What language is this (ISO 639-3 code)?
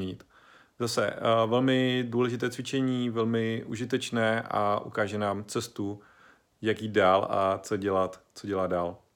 ces